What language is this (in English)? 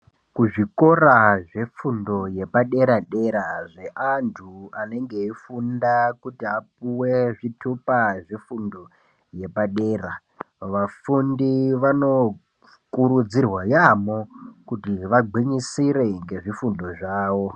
Ndau